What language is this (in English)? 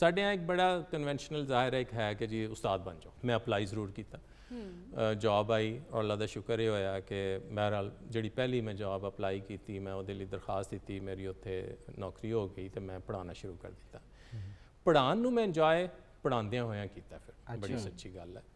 Hindi